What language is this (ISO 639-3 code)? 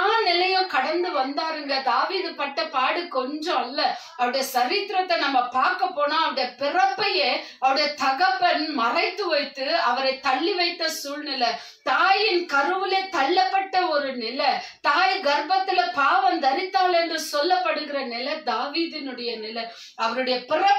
ron